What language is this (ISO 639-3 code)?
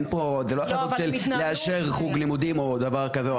heb